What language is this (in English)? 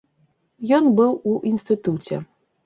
Belarusian